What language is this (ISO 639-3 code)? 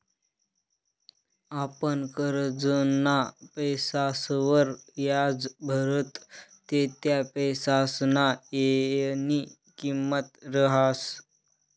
mar